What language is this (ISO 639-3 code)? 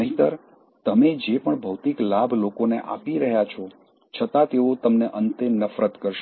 guj